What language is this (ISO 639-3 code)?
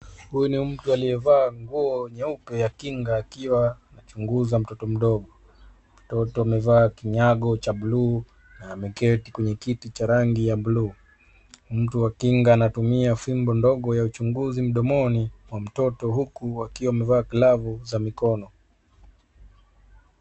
swa